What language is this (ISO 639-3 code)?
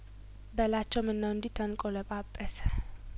amh